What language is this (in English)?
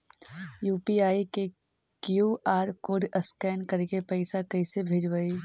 Magahi